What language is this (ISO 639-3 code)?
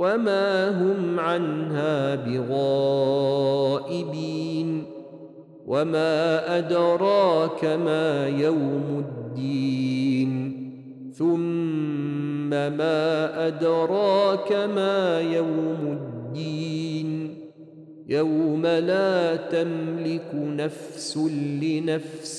ara